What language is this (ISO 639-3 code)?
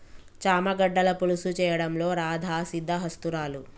tel